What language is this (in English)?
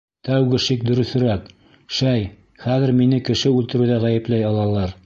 Bashkir